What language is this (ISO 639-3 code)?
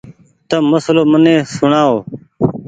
gig